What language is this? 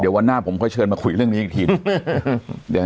Thai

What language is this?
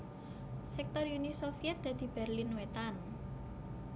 Javanese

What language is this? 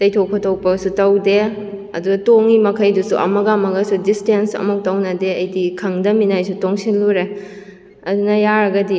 Manipuri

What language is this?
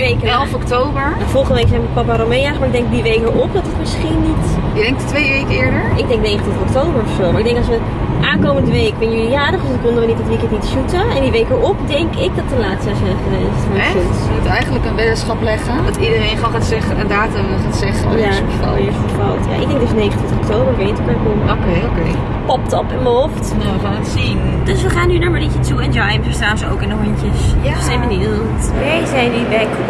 Dutch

